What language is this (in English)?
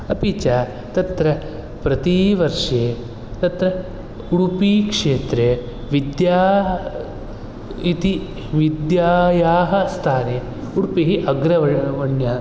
Sanskrit